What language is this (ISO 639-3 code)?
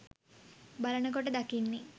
sin